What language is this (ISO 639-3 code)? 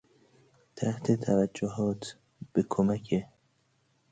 fas